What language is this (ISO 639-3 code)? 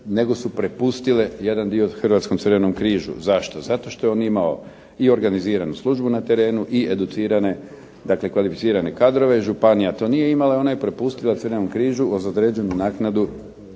hrv